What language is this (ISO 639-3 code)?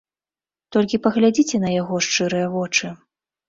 bel